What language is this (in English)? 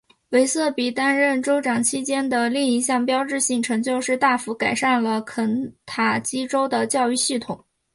Chinese